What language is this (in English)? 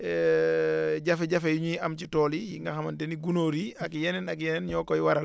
Wolof